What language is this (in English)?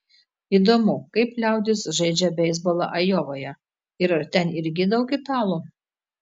Lithuanian